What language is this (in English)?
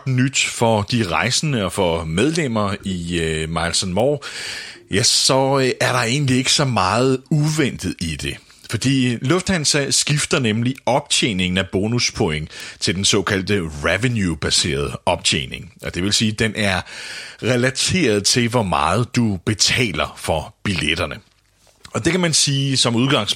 Danish